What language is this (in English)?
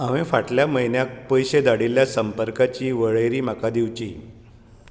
Konkani